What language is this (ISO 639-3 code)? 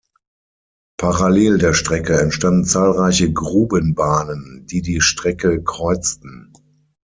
deu